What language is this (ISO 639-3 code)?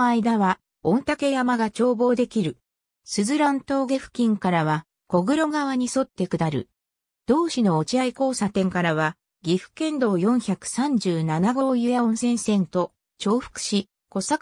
jpn